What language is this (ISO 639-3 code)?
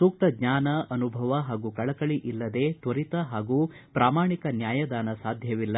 kan